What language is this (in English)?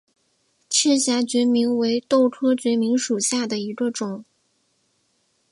Chinese